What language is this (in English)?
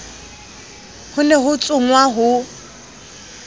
Southern Sotho